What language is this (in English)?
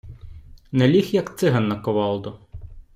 Ukrainian